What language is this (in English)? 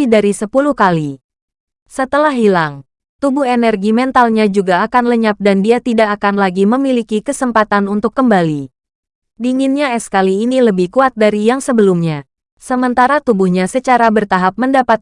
Indonesian